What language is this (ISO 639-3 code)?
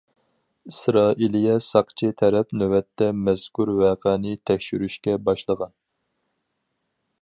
uig